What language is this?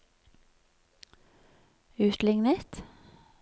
Norwegian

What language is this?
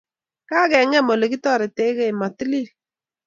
Kalenjin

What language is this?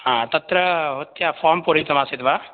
Sanskrit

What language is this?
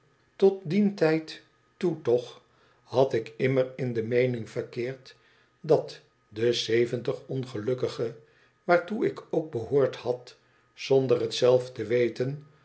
Dutch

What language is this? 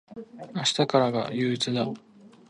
Japanese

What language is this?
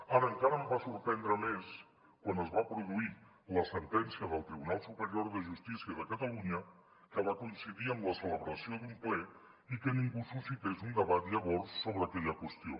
Catalan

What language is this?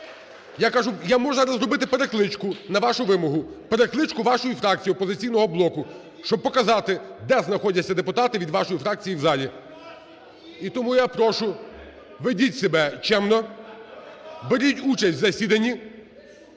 Ukrainian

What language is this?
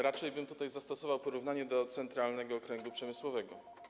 Polish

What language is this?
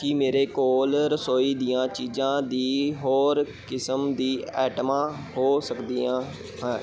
Punjabi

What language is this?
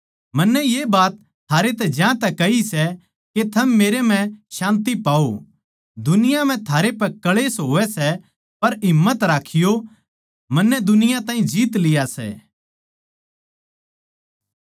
Haryanvi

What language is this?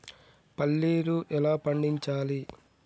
Telugu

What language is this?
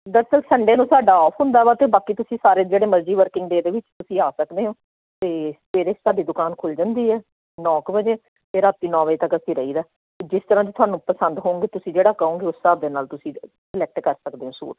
Punjabi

